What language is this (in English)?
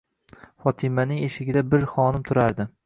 Uzbek